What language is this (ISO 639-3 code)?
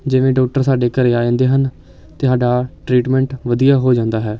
pan